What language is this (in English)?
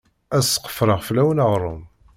Kabyle